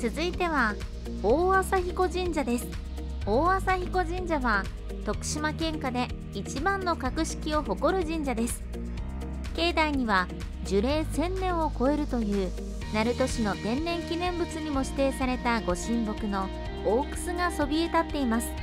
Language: Japanese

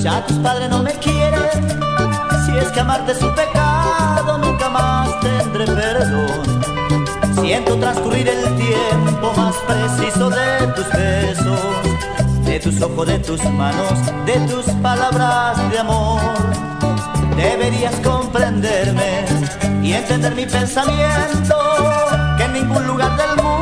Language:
Spanish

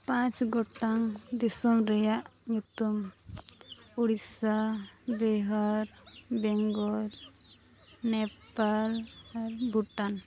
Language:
Santali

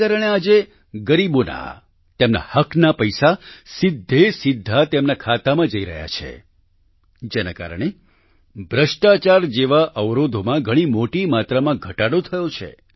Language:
Gujarati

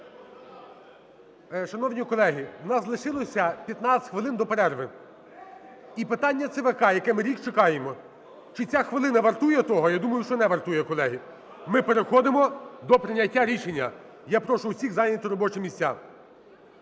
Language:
Ukrainian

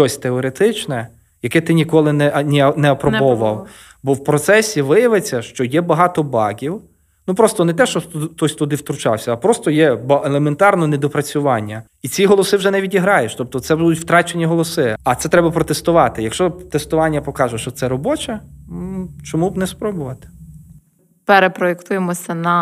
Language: Ukrainian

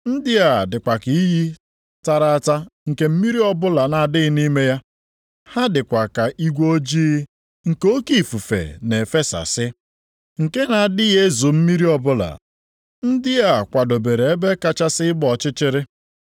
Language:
Igbo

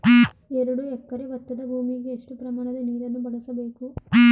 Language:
Kannada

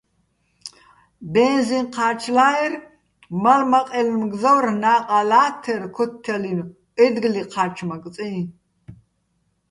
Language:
Bats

